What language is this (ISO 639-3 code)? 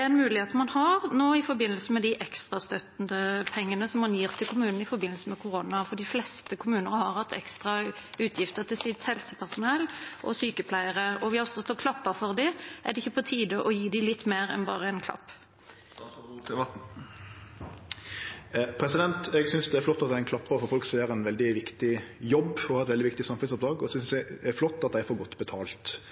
nor